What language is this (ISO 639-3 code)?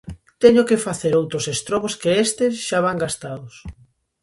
glg